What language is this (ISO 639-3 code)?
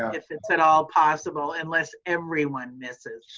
eng